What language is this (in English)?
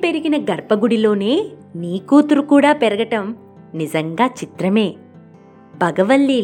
Telugu